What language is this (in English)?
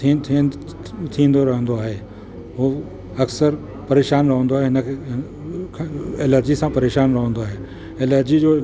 Sindhi